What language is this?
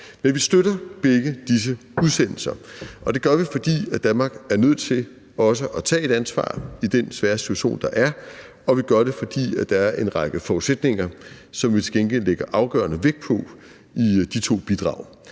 Danish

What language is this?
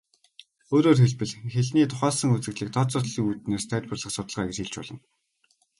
Mongolian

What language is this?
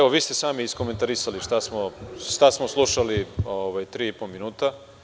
Serbian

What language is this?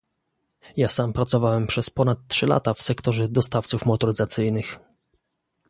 Polish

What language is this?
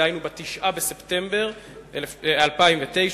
Hebrew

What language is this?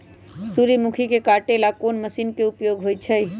Magahi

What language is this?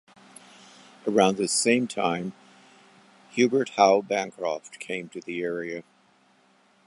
English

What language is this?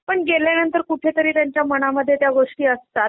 Marathi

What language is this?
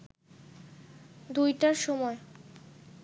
Bangla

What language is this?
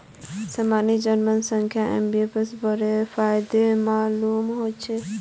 Magahi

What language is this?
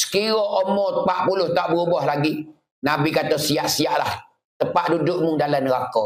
Malay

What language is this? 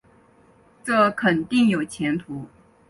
Chinese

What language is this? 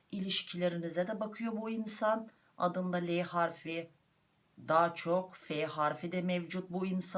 Turkish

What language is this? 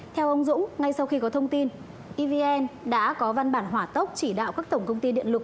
Vietnamese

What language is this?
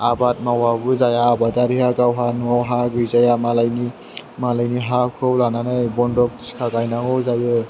Bodo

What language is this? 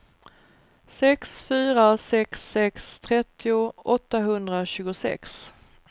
Swedish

